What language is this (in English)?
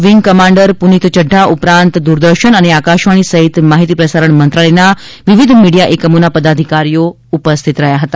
Gujarati